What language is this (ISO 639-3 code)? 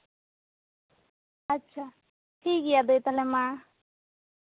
sat